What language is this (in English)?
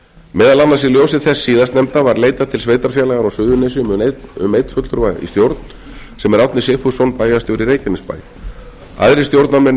Icelandic